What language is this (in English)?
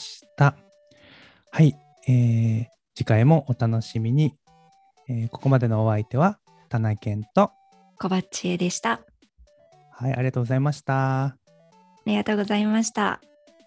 Japanese